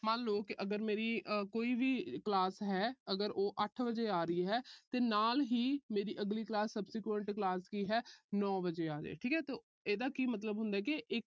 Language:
Punjabi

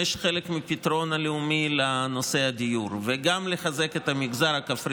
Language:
Hebrew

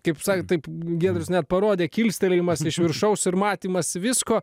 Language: Lithuanian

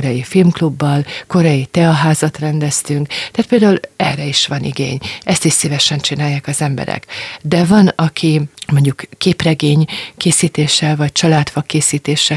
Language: Hungarian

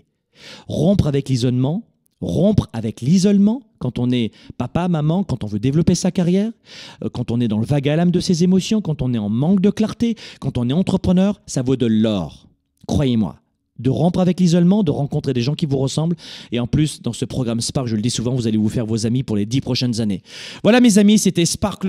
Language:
French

